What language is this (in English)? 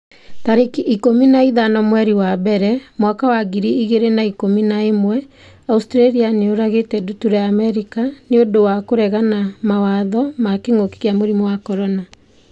Kikuyu